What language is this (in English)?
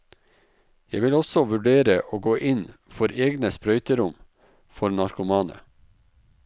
Norwegian